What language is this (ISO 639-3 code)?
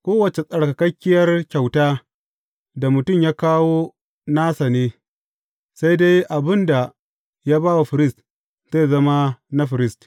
hau